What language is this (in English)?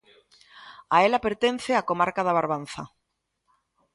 Galician